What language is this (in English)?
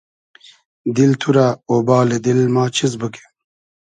Hazaragi